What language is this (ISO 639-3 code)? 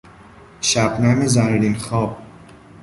fas